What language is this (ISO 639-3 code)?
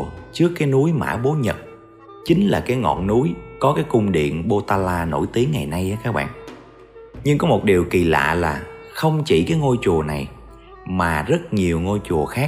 vie